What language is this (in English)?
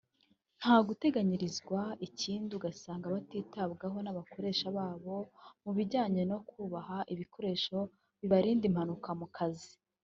Kinyarwanda